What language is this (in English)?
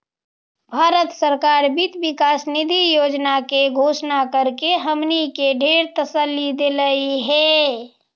Magahi